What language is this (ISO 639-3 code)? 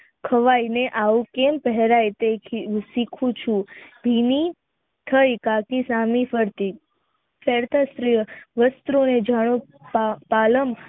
guj